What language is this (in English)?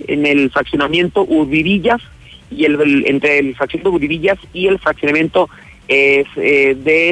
Spanish